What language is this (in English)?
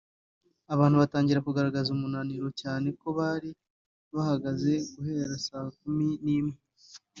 Kinyarwanda